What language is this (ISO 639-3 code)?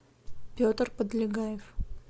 rus